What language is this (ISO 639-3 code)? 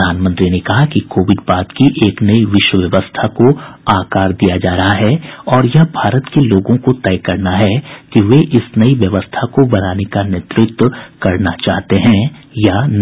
hin